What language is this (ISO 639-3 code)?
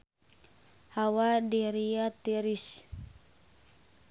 sun